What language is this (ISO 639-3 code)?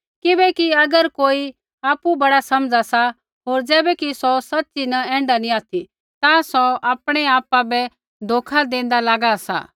kfx